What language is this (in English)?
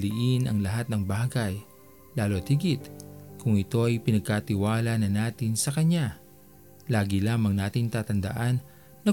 Filipino